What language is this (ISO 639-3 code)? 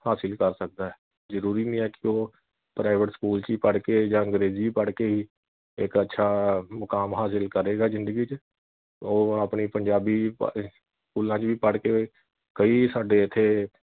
pan